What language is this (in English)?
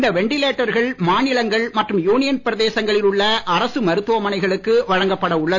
Tamil